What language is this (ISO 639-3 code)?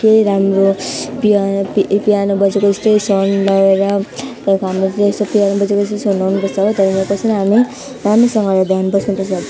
nep